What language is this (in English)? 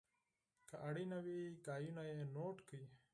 Pashto